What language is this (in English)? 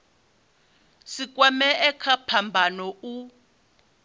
Venda